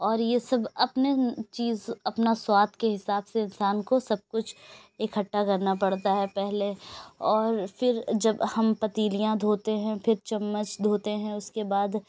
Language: Urdu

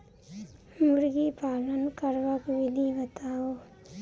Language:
Maithili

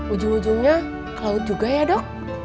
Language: Indonesian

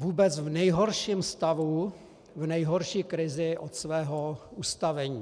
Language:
Czech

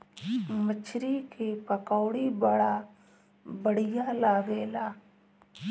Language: Bhojpuri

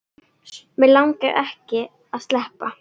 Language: Icelandic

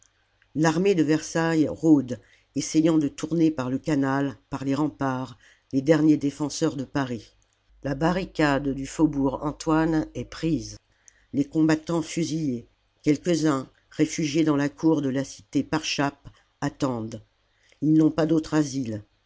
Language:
French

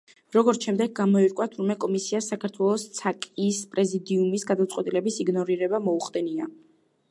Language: Georgian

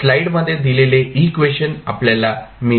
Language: Marathi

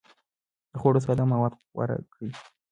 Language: Pashto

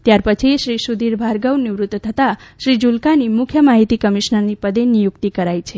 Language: Gujarati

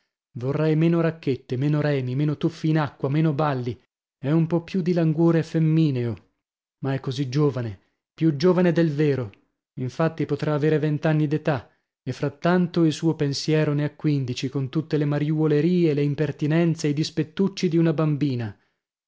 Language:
Italian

